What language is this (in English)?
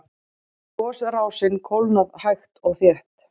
Icelandic